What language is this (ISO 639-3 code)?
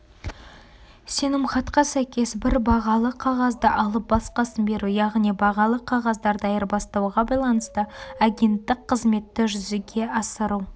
kaz